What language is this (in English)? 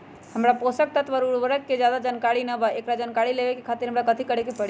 Magahi